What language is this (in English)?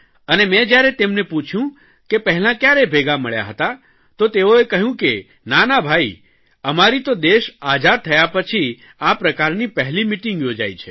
Gujarati